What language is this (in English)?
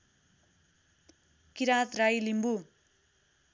Nepali